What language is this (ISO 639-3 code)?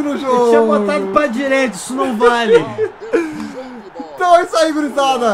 por